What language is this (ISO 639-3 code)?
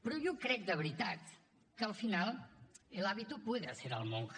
cat